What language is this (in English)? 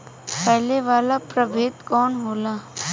Bhojpuri